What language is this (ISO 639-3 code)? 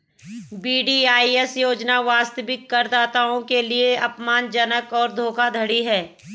hin